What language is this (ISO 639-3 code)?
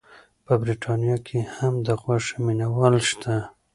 pus